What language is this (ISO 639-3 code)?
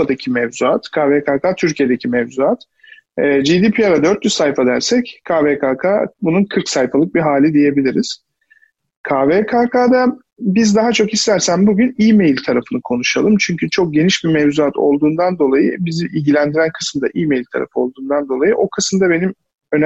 tur